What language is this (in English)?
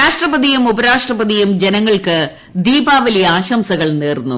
Malayalam